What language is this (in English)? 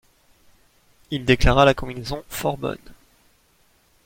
French